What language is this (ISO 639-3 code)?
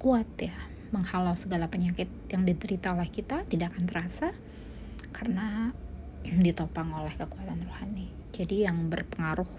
ind